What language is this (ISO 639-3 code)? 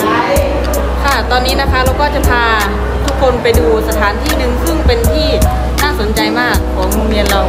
tha